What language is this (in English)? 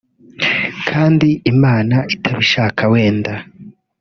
Kinyarwanda